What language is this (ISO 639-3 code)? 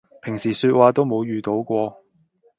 yue